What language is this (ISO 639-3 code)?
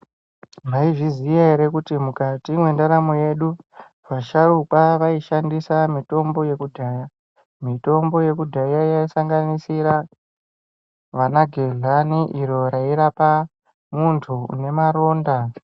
ndc